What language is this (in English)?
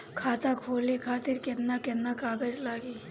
Bhojpuri